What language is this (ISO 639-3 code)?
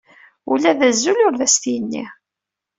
kab